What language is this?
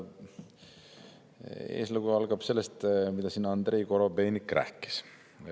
Estonian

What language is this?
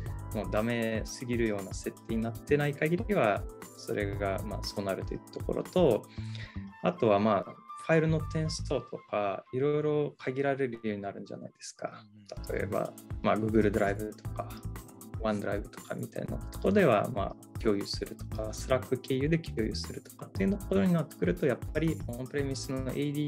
Japanese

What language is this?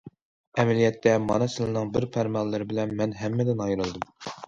Uyghur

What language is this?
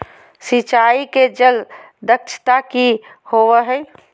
Magahi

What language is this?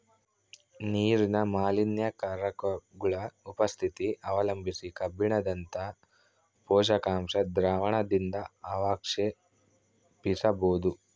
Kannada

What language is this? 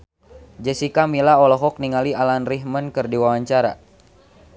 Sundanese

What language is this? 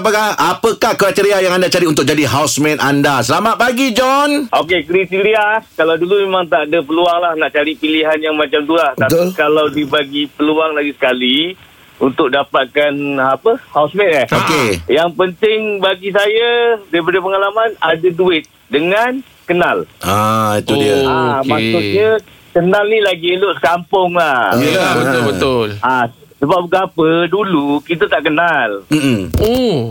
Malay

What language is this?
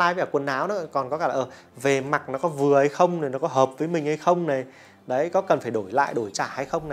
Vietnamese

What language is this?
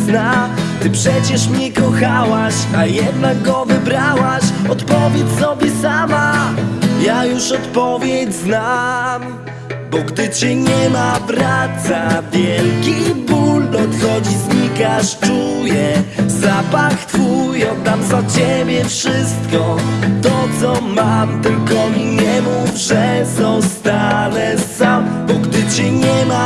Polish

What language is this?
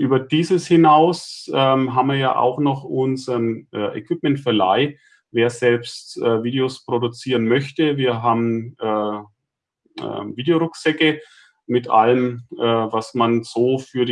German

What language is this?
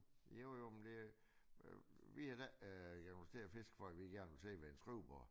Danish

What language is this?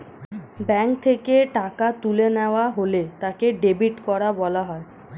Bangla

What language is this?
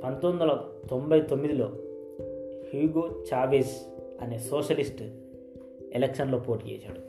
Telugu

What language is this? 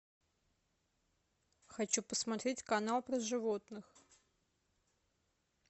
Russian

